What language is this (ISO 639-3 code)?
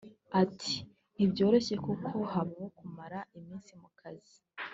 kin